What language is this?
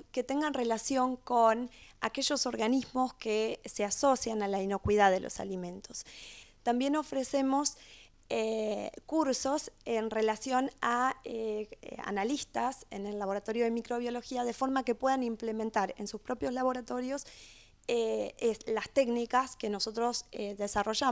Spanish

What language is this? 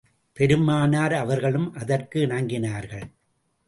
Tamil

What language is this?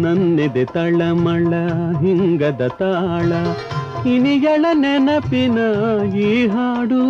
Kannada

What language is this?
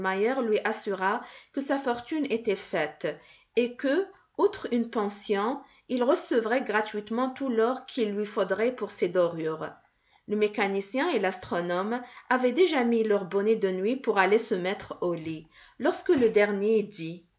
French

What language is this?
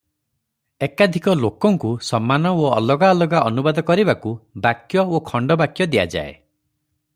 Odia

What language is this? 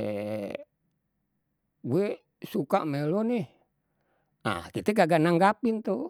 Betawi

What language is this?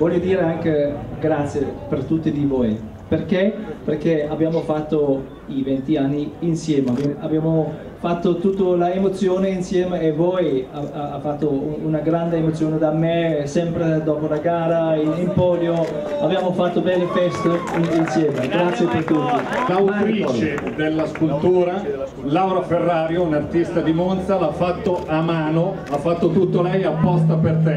Italian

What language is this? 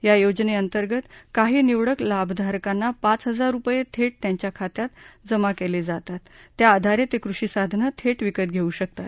Marathi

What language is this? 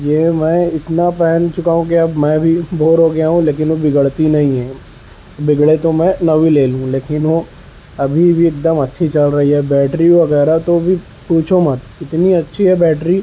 Urdu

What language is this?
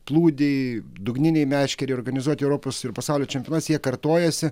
Lithuanian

